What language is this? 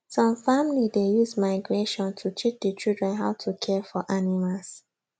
Nigerian Pidgin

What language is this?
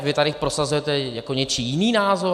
Czech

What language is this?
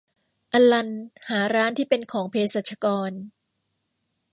Thai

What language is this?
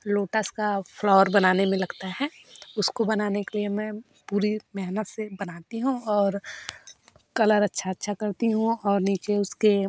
Hindi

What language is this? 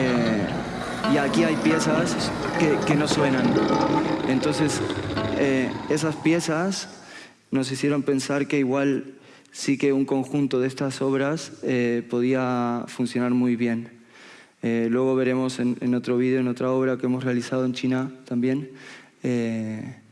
Spanish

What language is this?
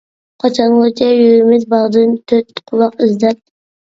Uyghur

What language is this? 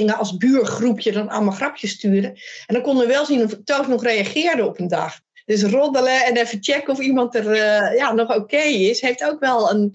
Dutch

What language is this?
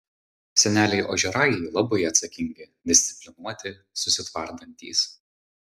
Lithuanian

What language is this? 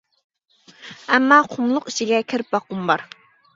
Uyghur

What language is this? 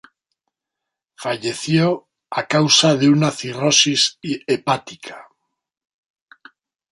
Spanish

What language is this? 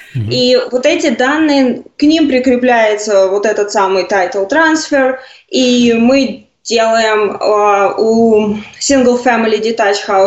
Russian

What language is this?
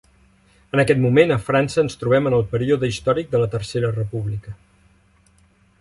Catalan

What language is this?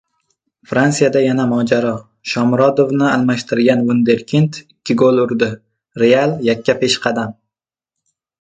Uzbek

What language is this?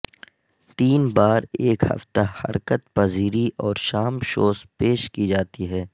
Urdu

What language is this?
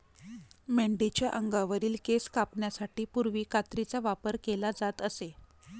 Marathi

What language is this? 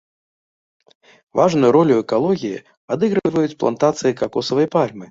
Belarusian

